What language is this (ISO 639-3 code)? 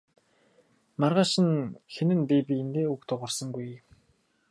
mon